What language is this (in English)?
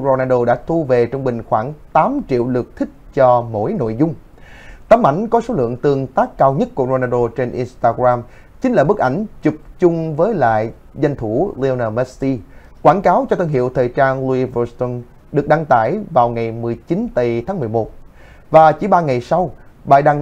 Vietnamese